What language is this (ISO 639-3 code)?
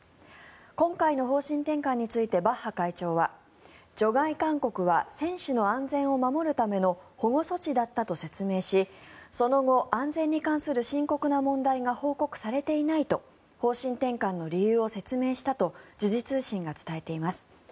jpn